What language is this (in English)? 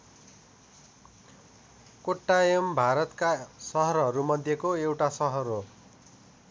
Nepali